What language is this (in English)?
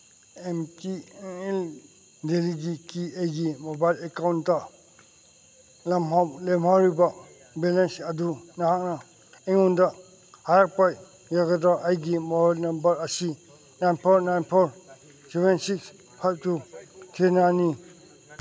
Manipuri